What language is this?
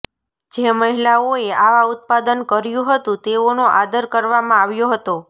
Gujarati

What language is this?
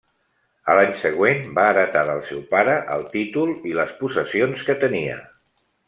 Catalan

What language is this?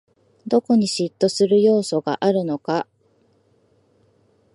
Japanese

